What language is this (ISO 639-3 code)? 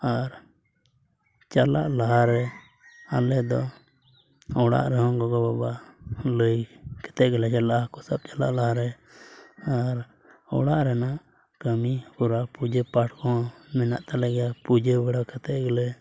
sat